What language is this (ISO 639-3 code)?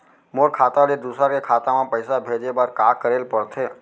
hne